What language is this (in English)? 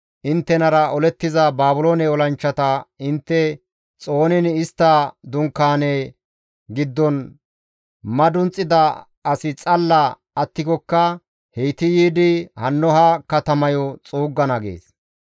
Gamo